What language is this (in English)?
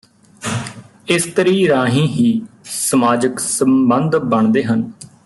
Punjabi